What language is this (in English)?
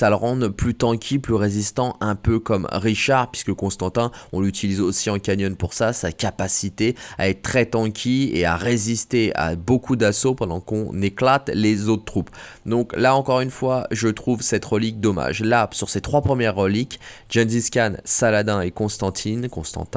French